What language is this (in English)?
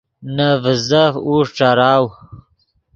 Yidgha